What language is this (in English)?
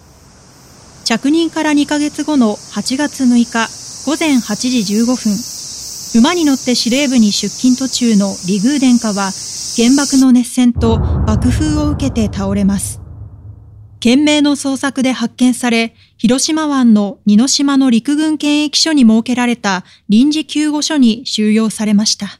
Japanese